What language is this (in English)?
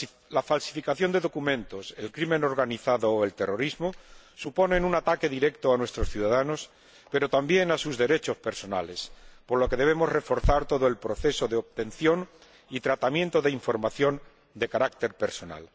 Spanish